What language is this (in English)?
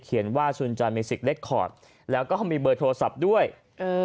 Thai